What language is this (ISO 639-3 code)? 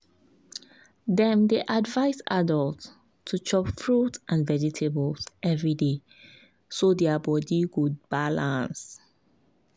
pcm